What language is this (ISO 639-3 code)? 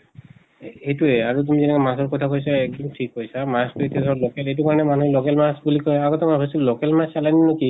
asm